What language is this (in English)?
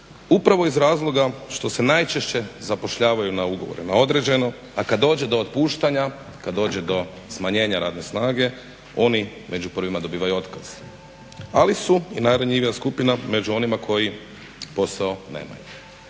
Croatian